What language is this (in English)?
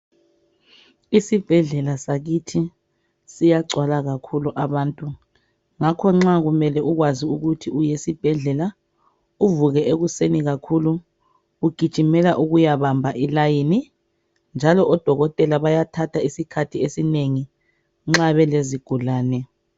North Ndebele